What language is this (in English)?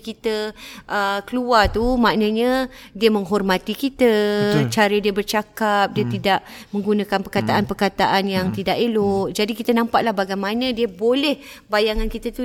Malay